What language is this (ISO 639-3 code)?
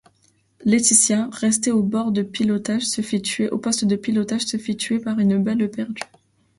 fra